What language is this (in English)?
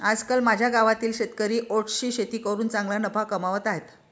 Marathi